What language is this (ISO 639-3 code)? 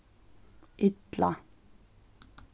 fao